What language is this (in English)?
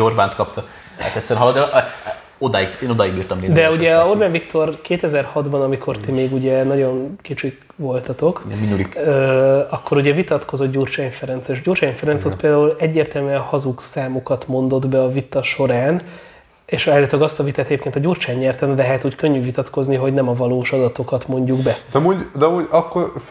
Hungarian